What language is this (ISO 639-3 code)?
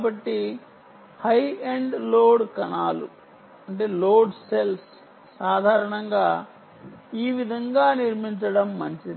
tel